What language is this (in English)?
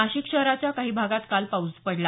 Marathi